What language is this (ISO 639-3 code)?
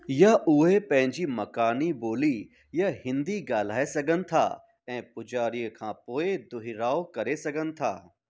snd